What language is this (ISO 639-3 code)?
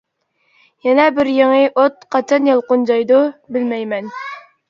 uig